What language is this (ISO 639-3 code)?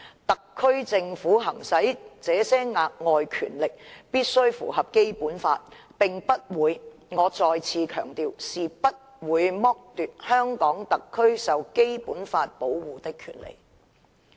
yue